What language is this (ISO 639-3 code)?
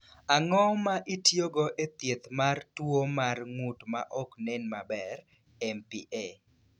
luo